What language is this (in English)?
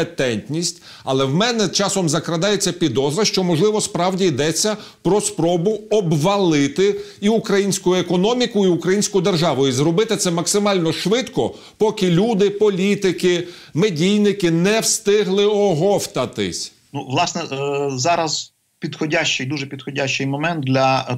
Ukrainian